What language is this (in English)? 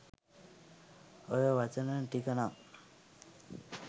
Sinhala